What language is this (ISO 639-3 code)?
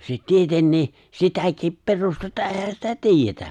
fin